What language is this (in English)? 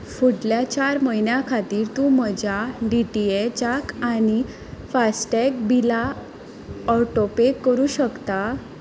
Konkani